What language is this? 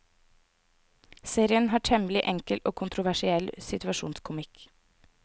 Norwegian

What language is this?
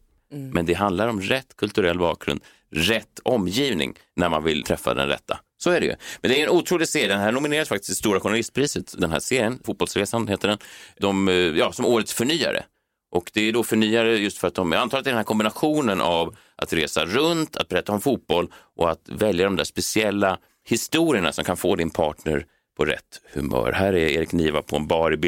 Swedish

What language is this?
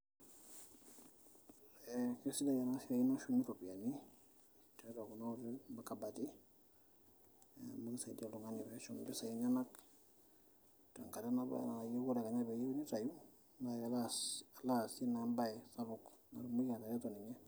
Masai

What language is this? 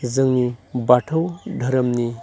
Bodo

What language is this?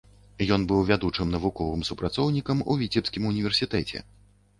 Belarusian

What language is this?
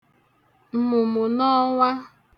Igbo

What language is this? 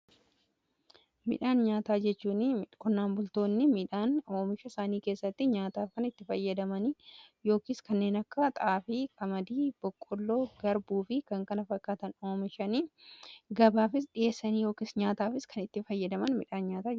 Oromo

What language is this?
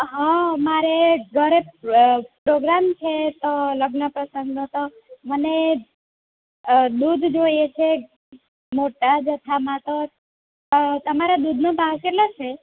Gujarati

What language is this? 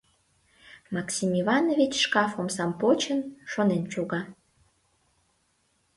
Mari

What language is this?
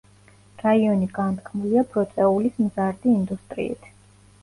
Georgian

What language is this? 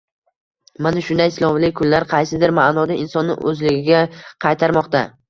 Uzbek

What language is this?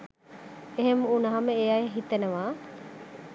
Sinhala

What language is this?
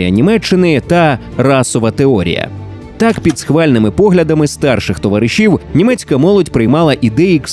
Ukrainian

